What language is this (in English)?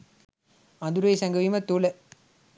Sinhala